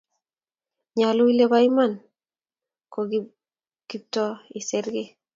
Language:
Kalenjin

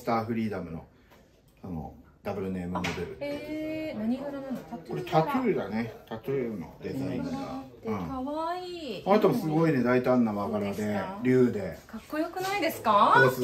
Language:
Japanese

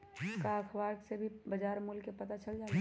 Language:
Magahi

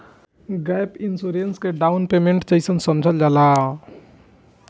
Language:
Bhojpuri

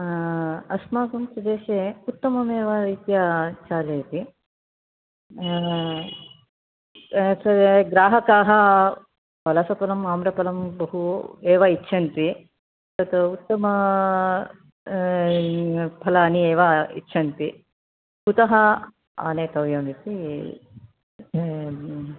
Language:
Sanskrit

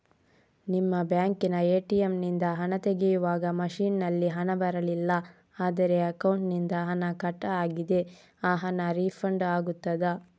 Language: Kannada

